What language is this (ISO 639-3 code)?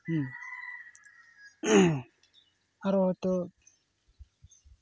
sat